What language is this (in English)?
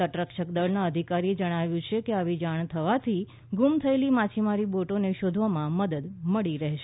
Gujarati